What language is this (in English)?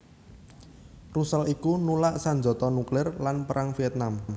Javanese